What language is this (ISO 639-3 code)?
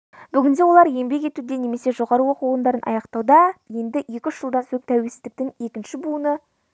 kaz